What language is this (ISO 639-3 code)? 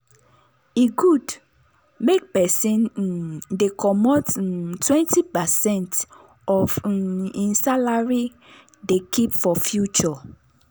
pcm